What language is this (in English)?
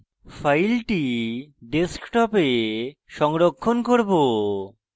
Bangla